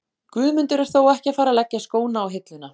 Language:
Icelandic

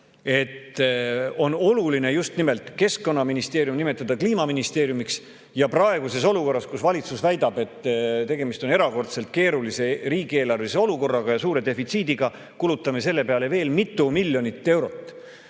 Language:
Estonian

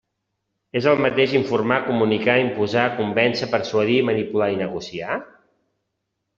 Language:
Catalan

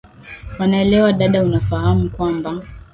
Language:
Swahili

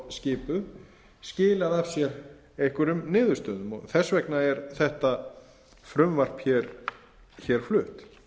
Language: Icelandic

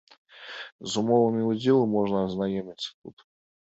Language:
Belarusian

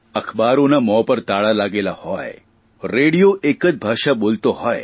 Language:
Gujarati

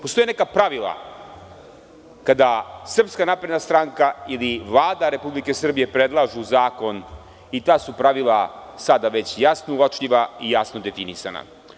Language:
Serbian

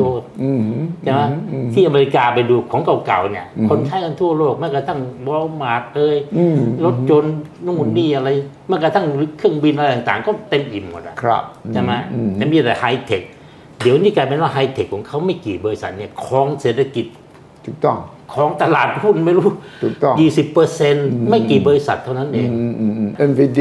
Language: Thai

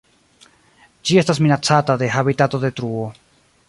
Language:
Esperanto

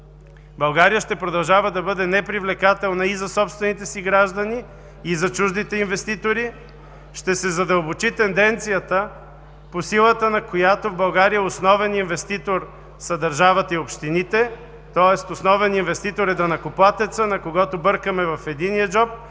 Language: Bulgarian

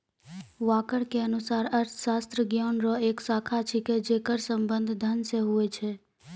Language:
Maithili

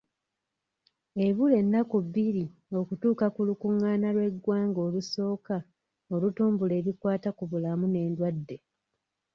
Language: Ganda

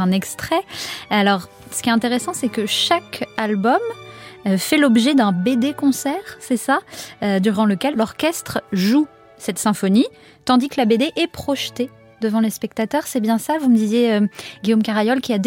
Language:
French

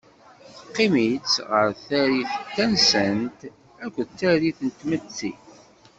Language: Kabyle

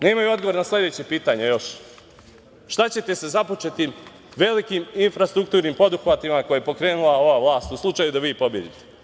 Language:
Serbian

